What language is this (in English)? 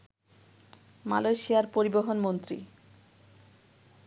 Bangla